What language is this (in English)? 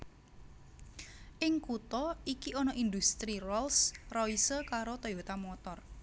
Javanese